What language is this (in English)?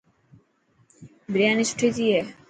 Dhatki